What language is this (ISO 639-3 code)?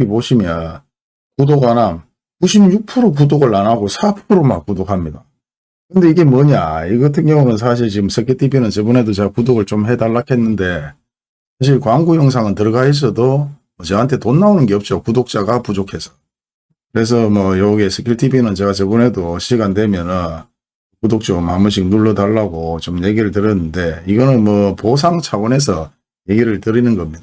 kor